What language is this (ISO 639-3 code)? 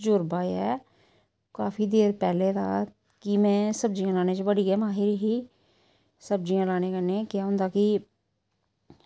doi